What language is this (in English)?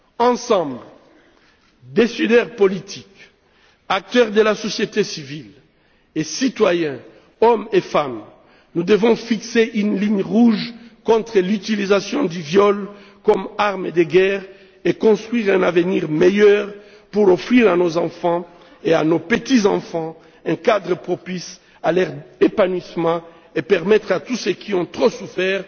French